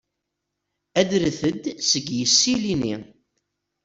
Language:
Kabyle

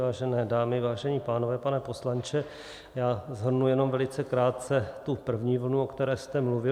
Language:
Czech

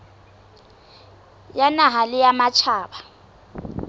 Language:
Southern Sotho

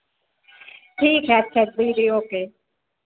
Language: Hindi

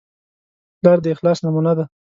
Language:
Pashto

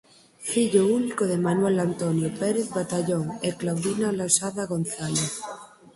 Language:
Galician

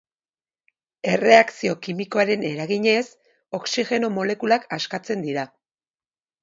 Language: Basque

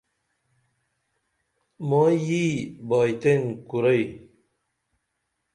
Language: Dameli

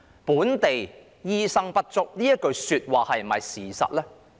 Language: Cantonese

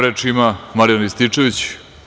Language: Serbian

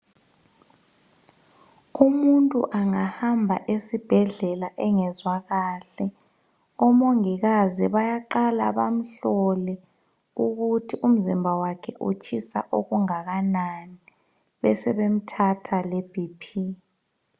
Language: North Ndebele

